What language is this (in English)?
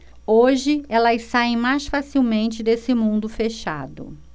Portuguese